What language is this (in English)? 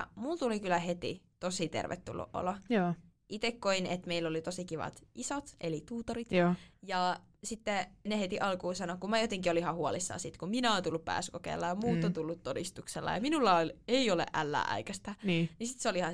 Finnish